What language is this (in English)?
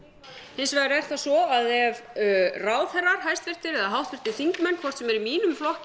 Icelandic